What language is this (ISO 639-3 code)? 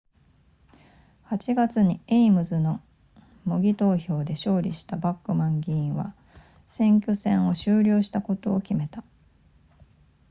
jpn